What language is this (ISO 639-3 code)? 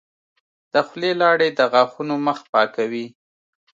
pus